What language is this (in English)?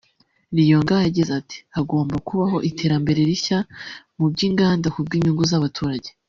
Kinyarwanda